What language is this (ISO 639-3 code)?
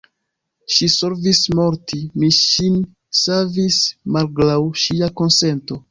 epo